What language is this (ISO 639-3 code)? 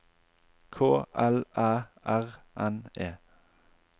nor